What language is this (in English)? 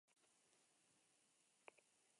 Basque